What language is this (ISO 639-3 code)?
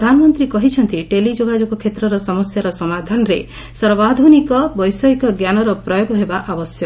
ori